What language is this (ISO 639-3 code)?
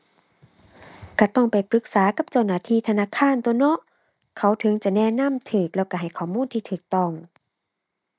tha